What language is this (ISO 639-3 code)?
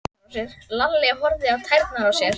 isl